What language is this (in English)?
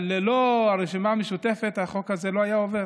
Hebrew